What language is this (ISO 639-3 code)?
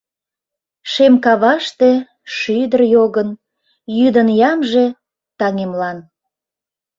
chm